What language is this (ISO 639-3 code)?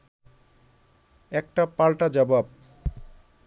ben